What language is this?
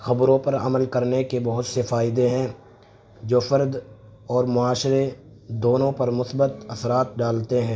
Urdu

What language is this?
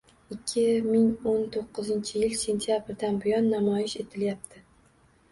Uzbek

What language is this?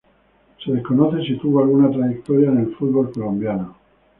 Spanish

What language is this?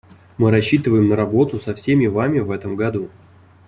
Russian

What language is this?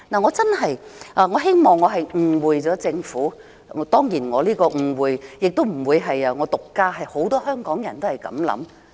Cantonese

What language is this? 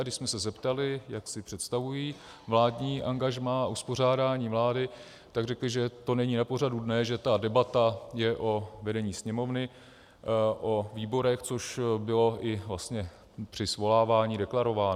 Czech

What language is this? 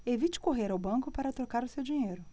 Portuguese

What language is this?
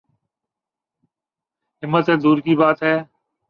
Urdu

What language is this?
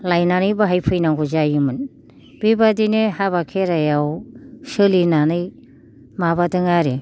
Bodo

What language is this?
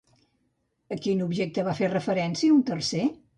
Catalan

